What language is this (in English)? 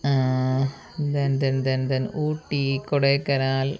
Malayalam